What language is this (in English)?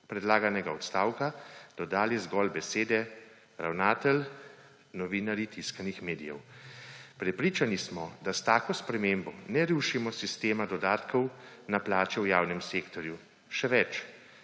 Slovenian